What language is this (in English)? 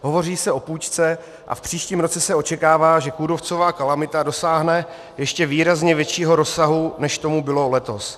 Czech